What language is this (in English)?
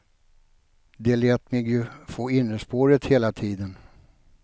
Swedish